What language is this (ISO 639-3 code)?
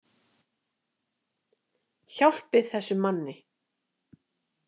isl